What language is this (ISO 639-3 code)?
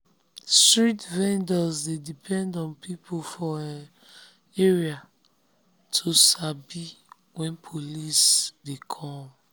pcm